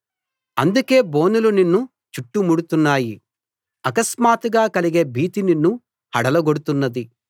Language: Telugu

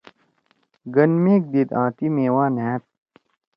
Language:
Torwali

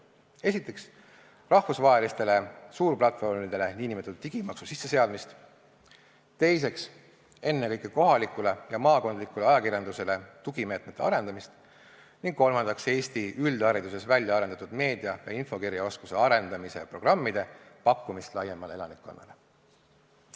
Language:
Estonian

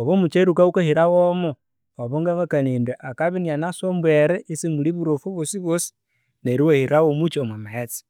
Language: Konzo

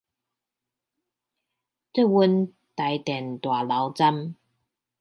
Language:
Chinese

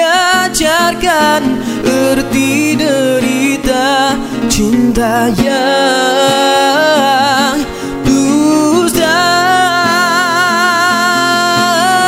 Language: Malay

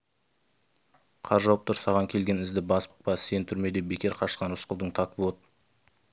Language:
Kazakh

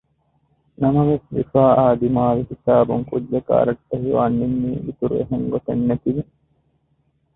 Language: Divehi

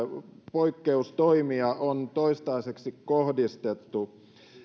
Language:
Finnish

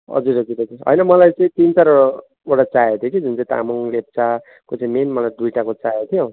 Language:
Nepali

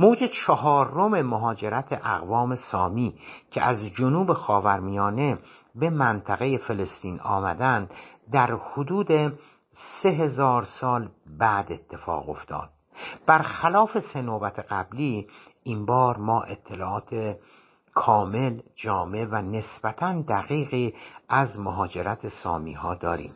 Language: Persian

